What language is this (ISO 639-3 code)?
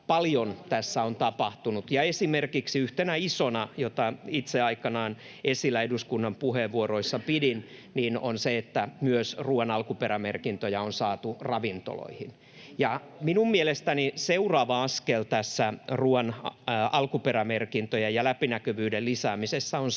fin